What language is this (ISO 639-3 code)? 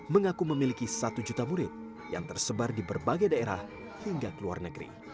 ind